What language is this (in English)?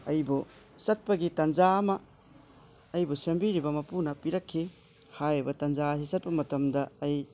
Manipuri